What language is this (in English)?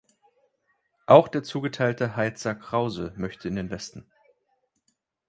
German